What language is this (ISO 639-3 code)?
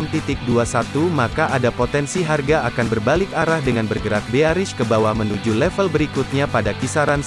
ind